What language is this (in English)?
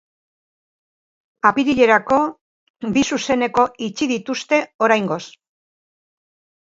Basque